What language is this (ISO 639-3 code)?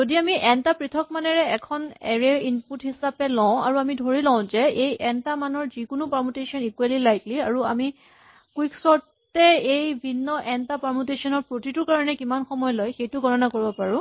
asm